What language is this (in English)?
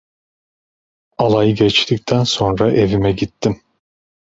Turkish